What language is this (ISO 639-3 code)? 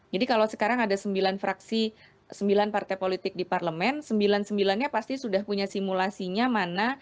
ind